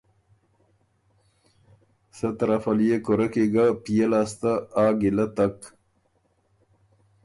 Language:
Ormuri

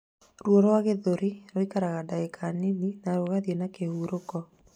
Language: Kikuyu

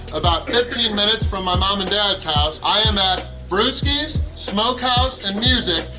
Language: English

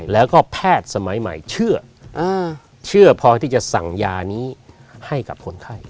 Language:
Thai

